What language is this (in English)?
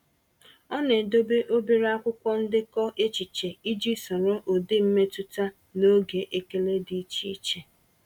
Igbo